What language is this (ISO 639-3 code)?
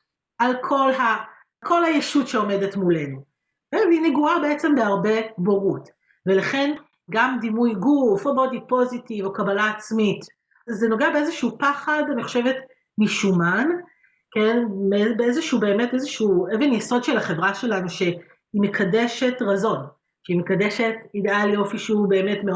heb